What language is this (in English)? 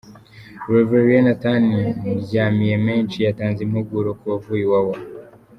Kinyarwanda